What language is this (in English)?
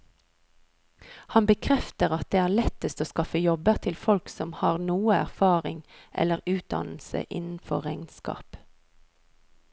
Norwegian